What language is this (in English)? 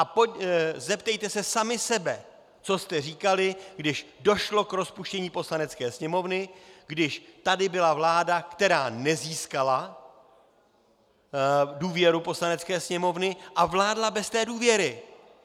Czech